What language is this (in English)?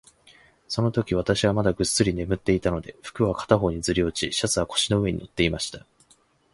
Japanese